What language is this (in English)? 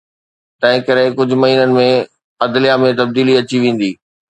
Sindhi